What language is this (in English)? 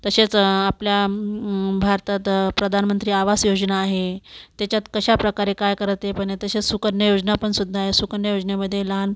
Marathi